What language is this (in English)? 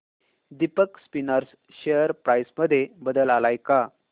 Marathi